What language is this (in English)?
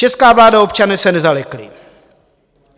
Czech